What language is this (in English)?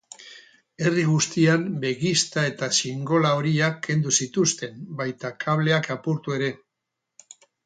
Basque